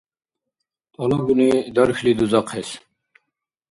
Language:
Dargwa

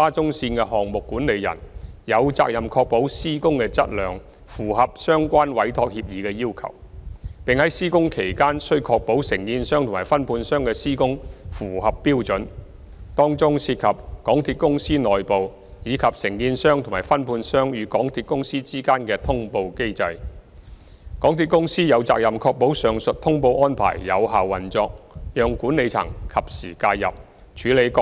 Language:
Cantonese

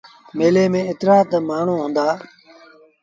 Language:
Sindhi Bhil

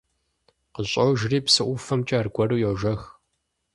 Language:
Kabardian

